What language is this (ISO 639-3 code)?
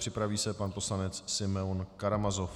ces